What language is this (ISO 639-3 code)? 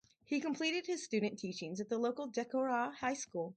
eng